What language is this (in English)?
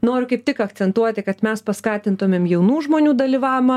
Lithuanian